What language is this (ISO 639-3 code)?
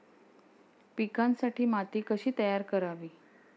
mar